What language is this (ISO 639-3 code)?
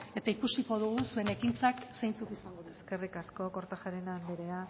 eus